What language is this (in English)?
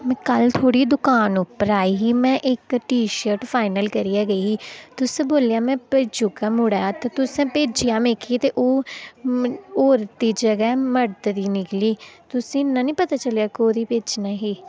Dogri